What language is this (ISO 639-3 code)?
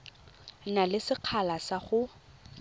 tsn